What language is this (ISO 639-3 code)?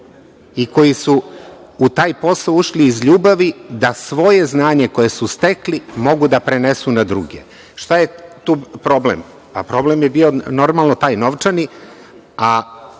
srp